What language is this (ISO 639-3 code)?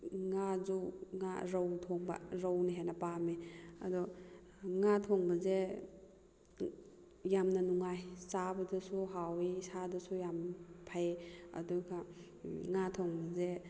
mni